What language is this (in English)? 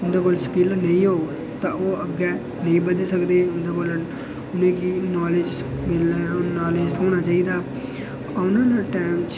Dogri